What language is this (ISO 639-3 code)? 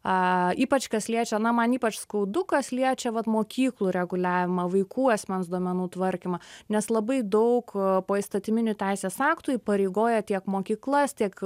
lit